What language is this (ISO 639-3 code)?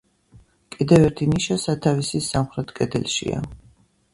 kat